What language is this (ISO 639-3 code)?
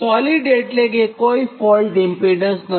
guj